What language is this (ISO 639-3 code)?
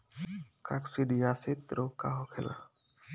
bho